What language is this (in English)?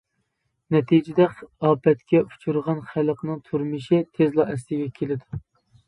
Uyghur